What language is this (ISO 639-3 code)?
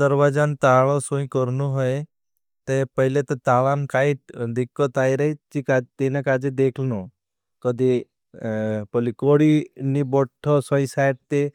bhb